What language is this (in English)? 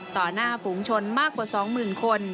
Thai